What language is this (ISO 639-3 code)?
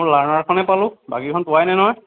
asm